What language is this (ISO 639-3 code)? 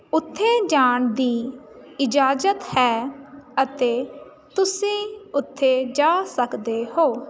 pan